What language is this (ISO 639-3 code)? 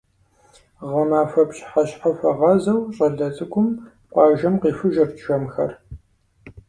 kbd